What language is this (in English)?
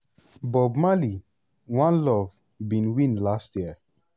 Nigerian Pidgin